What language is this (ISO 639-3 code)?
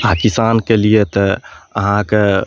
mai